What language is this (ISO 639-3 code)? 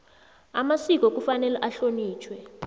nbl